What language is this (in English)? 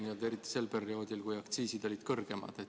Estonian